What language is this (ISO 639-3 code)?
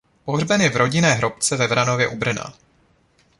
ces